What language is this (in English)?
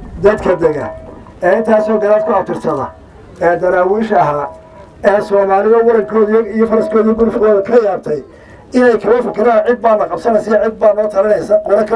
Arabic